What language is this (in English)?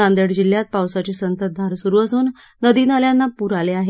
Marathi